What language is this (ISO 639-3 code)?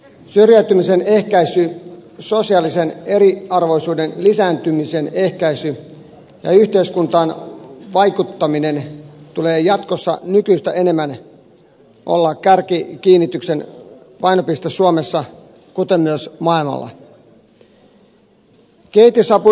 fin